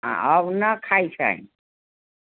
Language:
Maithili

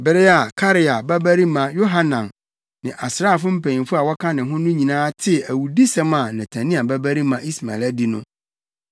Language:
Akan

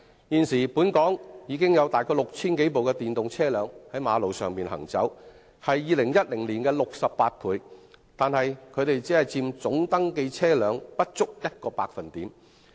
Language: Cantonese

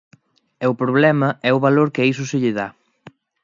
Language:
Galician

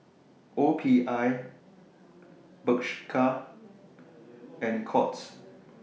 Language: English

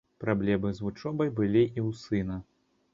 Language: Belarusian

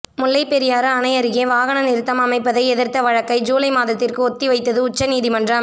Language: Tamil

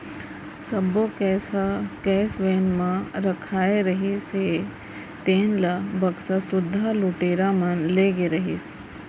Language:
Chhattisgarhi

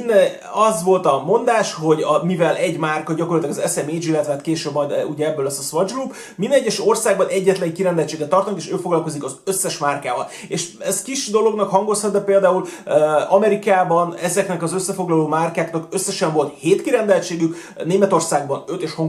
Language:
Hungarian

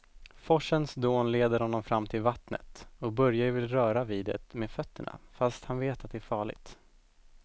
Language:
Swedish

